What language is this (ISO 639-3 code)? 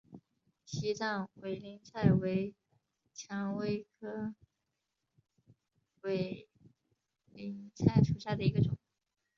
zho